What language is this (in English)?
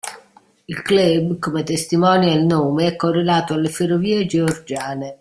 Italian